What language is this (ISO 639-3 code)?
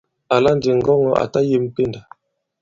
abb